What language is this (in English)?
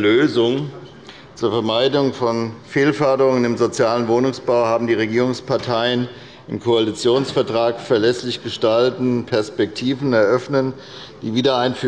German